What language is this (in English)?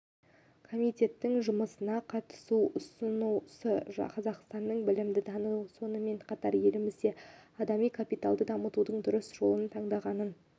Kazakh